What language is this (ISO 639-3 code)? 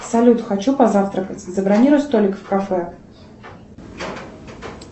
rus